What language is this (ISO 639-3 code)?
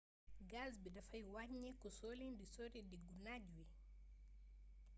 wol